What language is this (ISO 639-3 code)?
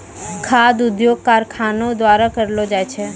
mai